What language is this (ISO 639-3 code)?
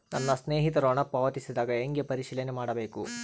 kan